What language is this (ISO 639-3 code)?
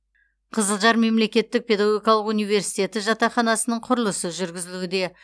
kaz